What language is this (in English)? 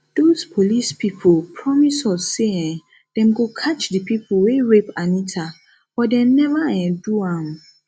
Nigerian Pidgin